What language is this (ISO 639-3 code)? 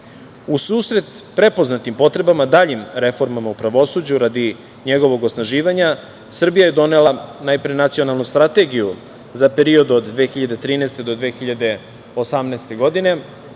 srp